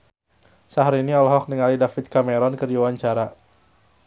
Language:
Sundanese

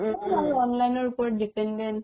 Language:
Assamese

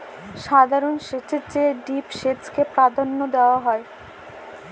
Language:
Bangla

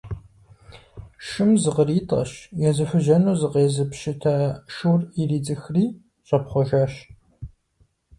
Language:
Kabardian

